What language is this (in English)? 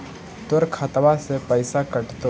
Magahi